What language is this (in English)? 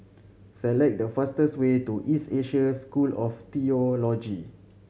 English